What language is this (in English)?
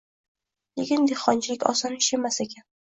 Uzbek